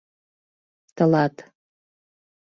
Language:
Mari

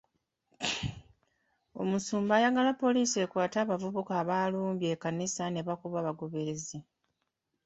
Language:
Ganda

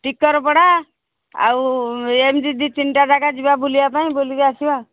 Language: Odia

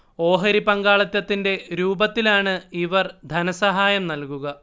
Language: Malayalam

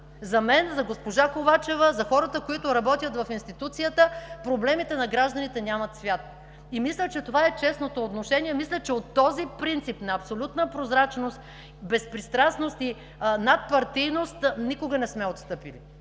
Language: Bulgarian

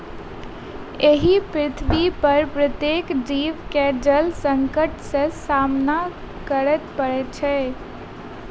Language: Maithili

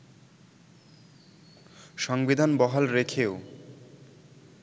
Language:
Bangla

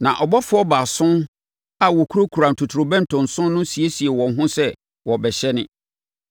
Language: Akan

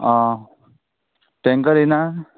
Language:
Konkani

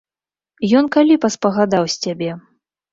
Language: Belarusian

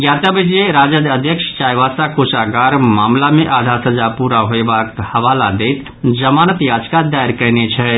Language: Maithili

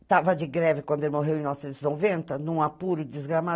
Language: Portuguese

